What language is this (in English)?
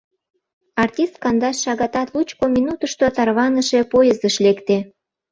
Mari